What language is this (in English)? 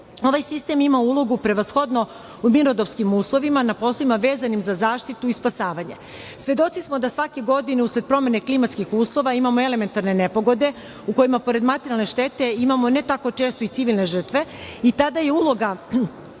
Serbian